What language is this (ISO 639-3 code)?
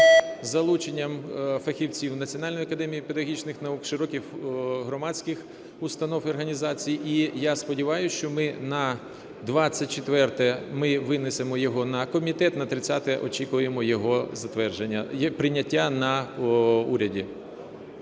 ukr